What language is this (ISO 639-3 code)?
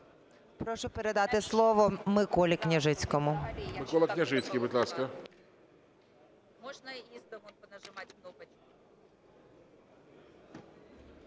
ukr